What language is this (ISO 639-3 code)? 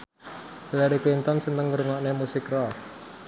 jav